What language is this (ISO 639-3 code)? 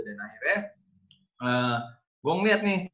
ind